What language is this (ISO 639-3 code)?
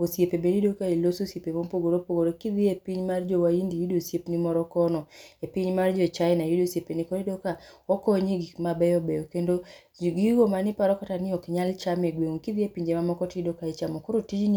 luo